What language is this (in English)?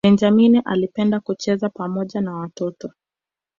Swahili